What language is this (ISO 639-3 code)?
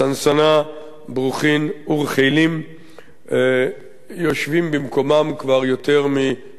heb